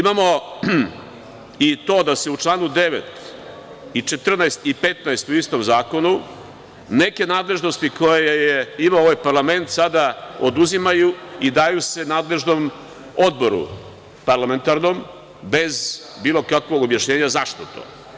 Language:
Serbian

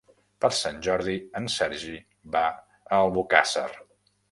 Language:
Catalan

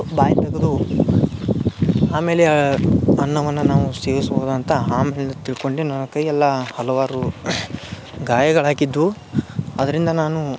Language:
Kannada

